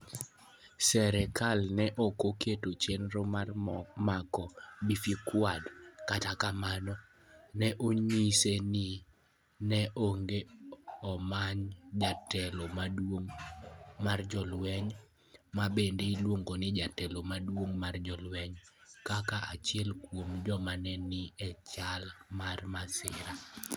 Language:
Luo (Kenya and Tanzania)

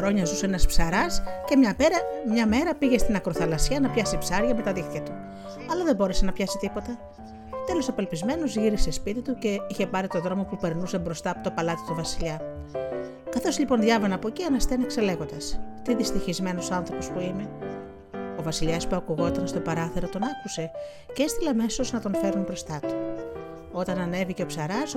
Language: Greek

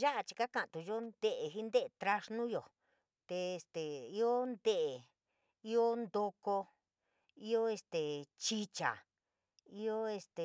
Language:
San Miguel El Grande Mixtec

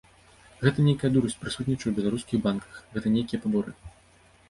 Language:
Belarusian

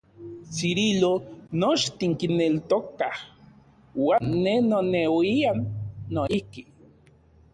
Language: Central Puebla Nahuatl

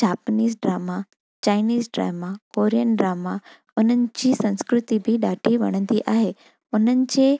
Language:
Sindhi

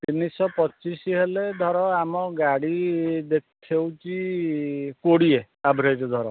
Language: Odia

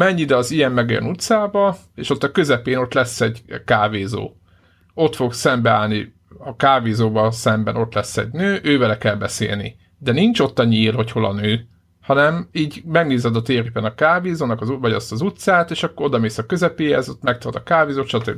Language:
Hungarian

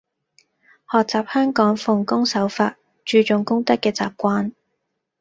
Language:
Cantonese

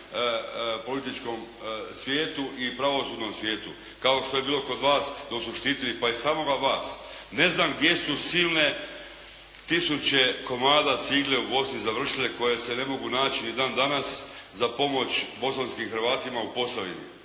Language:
Croatian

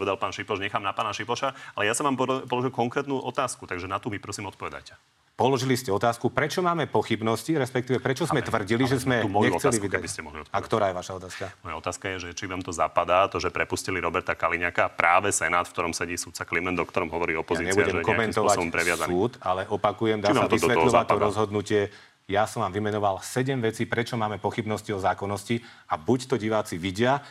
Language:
Slovak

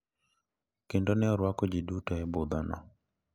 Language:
Luo (Kenya and Tanzania)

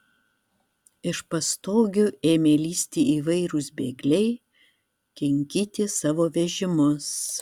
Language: Lithuanian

